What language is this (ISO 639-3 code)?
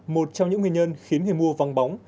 vie